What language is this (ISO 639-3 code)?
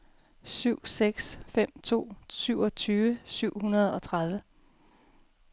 dan